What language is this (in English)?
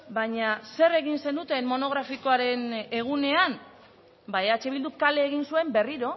Basque